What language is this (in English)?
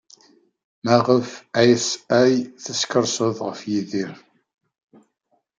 Kabyle